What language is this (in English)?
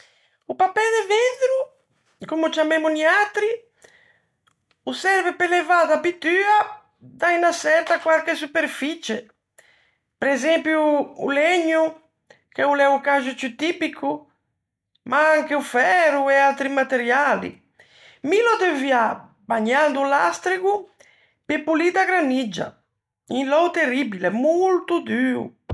Ligurian